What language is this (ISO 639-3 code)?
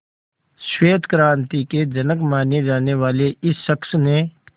hin